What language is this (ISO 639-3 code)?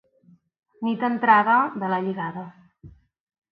cat